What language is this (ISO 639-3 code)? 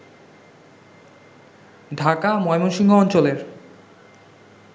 ben